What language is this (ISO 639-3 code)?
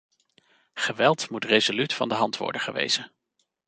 nld